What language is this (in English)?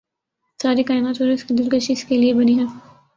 Urdu